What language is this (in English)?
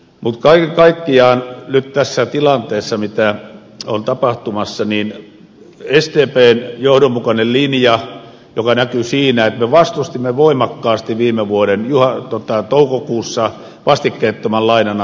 Finnish